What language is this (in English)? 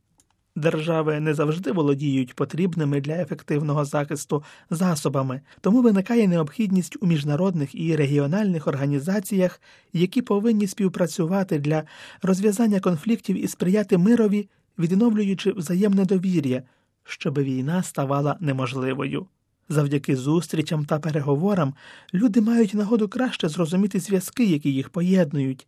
Ukrainian